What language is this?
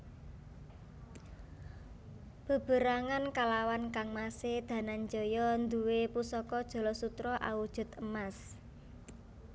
Javanese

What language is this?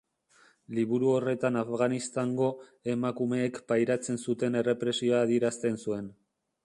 Basque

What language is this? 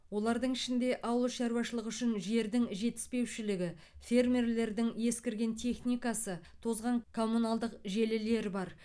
Kazakh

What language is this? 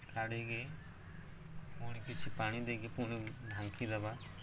Odia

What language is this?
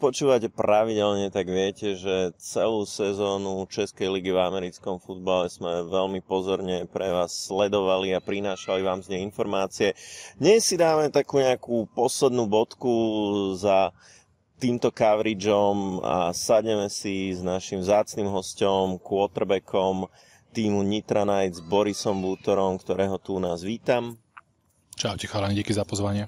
Slovak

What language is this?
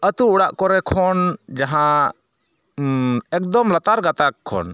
Santali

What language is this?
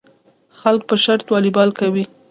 Pashto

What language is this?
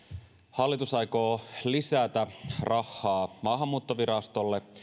Finnish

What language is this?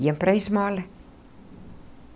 Portuguese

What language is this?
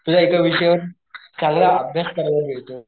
Marathi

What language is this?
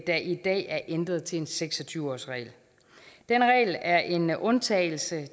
Danish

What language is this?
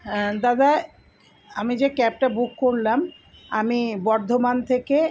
Bangla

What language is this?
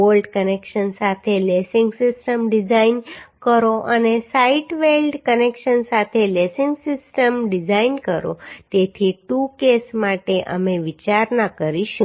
Gujarati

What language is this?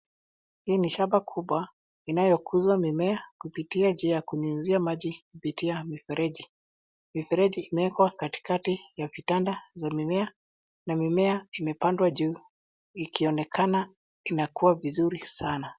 Swahili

